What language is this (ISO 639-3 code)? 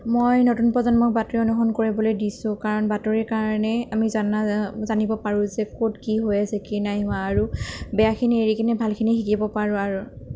asm